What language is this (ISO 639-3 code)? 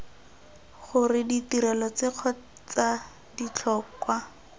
tsn